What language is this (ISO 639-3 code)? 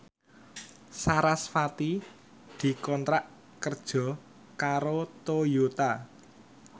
jav